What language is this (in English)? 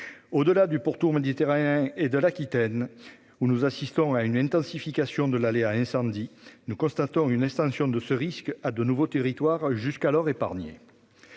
French